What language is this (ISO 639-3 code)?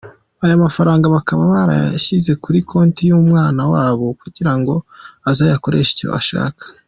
kin